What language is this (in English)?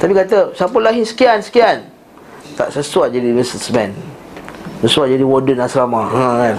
Malay